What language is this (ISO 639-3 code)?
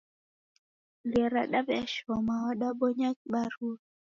dav